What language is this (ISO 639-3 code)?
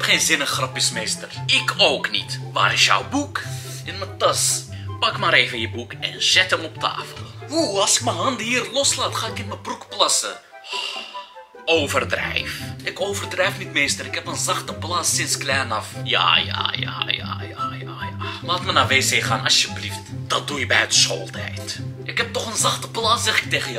nld